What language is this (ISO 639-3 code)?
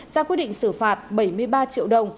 vie